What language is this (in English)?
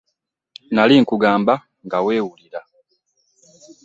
Ganda